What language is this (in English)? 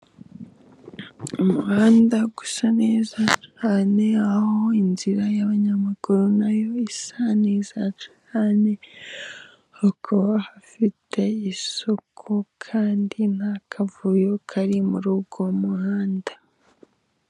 Kinyarwanda